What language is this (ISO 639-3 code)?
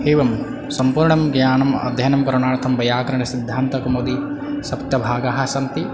san